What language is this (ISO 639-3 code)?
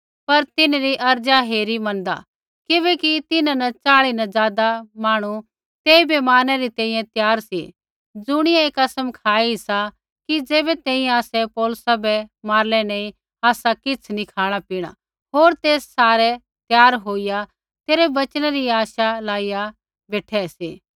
kfx